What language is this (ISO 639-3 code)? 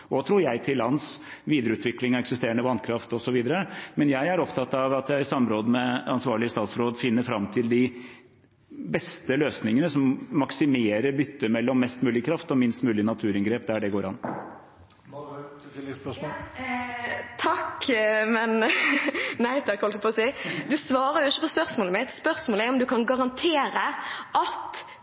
nor